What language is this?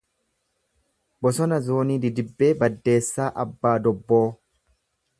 Oromo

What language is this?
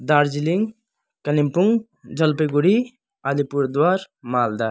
Nepali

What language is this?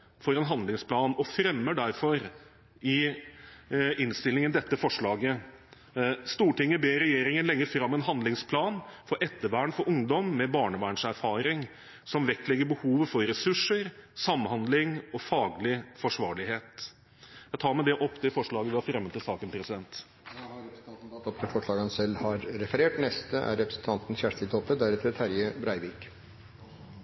Norwegian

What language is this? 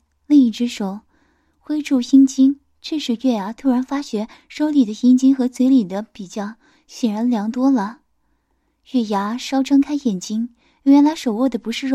Chinese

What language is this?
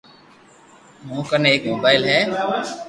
Loarki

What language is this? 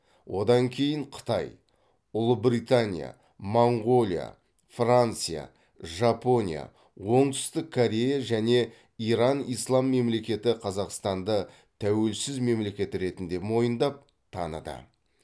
Kazakh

